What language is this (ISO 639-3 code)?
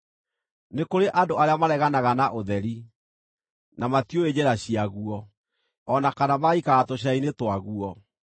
kik